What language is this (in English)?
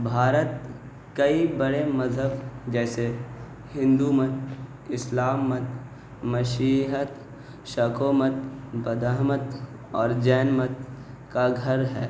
Urdu